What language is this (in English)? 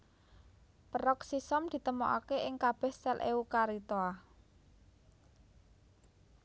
Javanese